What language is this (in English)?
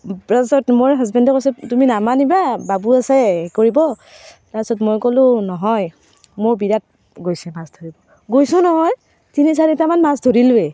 Assamese